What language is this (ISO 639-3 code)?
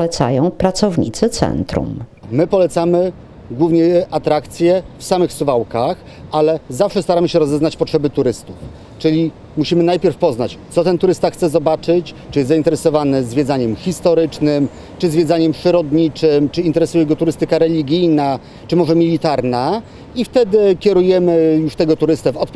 pol